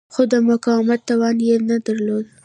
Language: Pashto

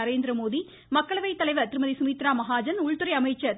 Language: Tamil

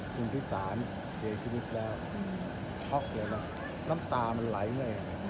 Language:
Thai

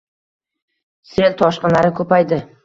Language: Uzbek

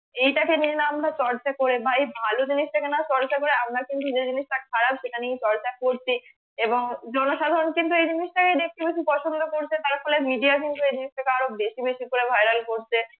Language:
Bangla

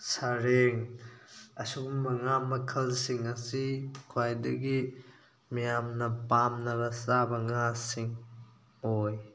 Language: Manipuri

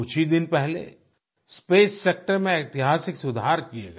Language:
Hindi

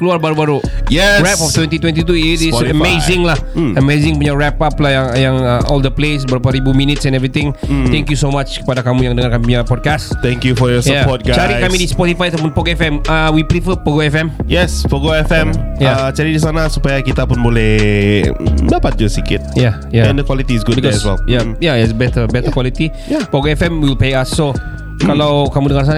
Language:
Malay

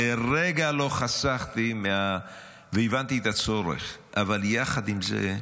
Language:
Hebrew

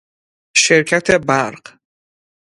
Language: Persian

